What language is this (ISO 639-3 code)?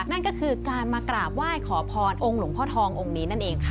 tha